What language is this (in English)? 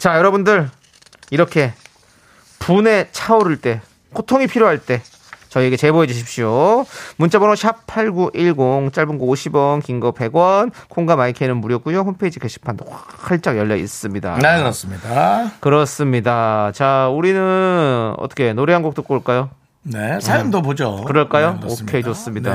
Korean